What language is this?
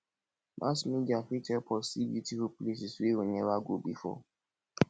Nigerian Pidgin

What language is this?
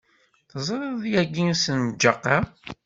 Kabyle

